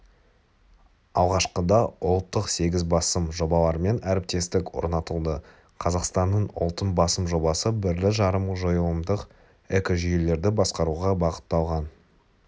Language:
Kazakh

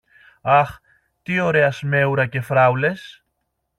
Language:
Greek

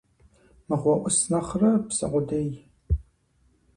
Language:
Kabardian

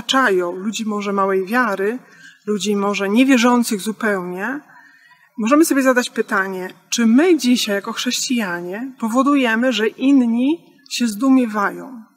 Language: Polish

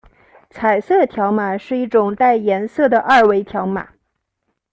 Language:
Chinese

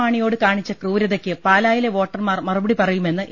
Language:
Malayalam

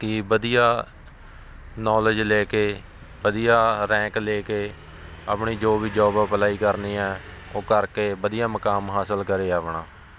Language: Punjabi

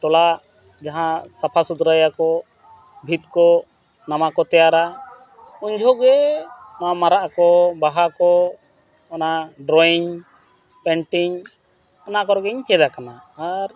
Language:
Santali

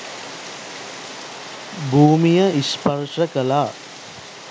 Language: Sinhala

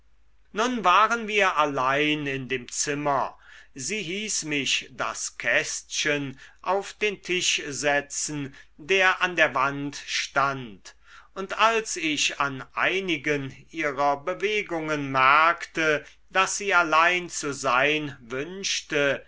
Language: German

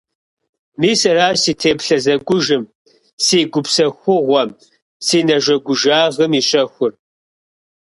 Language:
Kabardian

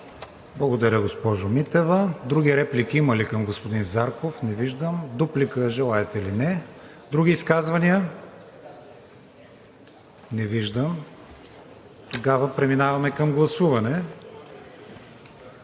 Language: Bulgarian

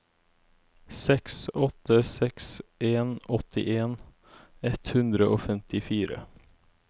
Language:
Norwegian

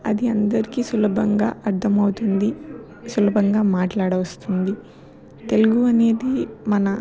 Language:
Telugu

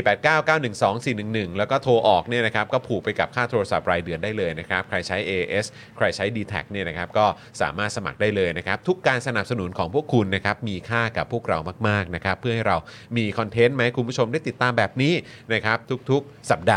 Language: Thai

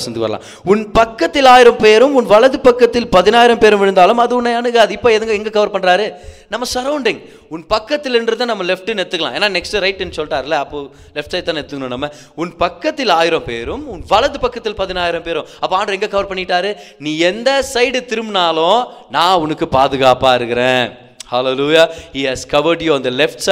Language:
Tamil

